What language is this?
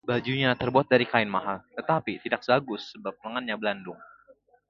Indonesian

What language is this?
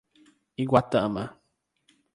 Portuguese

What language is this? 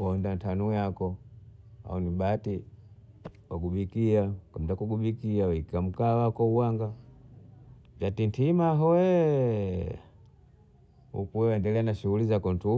Bondei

